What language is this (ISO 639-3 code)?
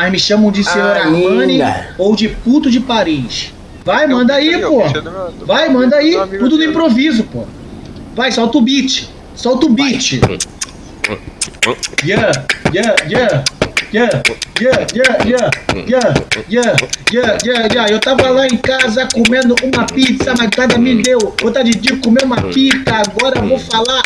por